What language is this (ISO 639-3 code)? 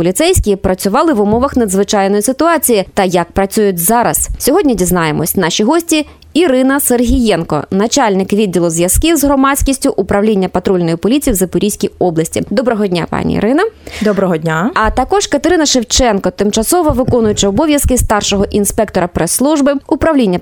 ukr